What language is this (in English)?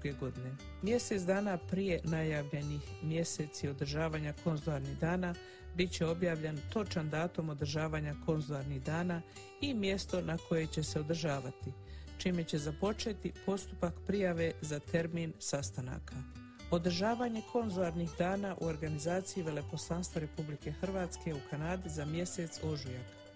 Croatian